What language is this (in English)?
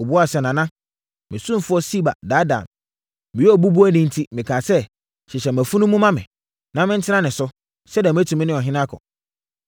Akan